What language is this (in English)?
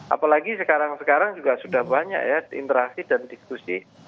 Indonesian